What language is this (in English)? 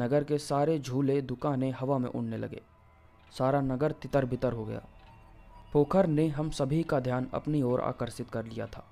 Hindi